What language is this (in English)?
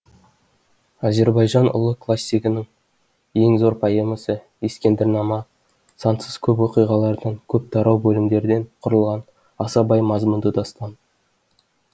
Kazakh